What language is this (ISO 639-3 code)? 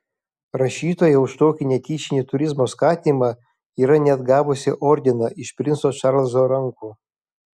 lit